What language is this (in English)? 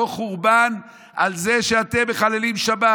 Hebrew